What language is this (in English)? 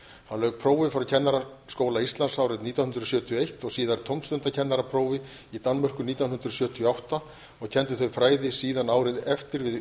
Icelandic